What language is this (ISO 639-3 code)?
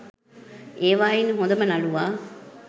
sin